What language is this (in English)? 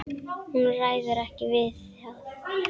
Icelandic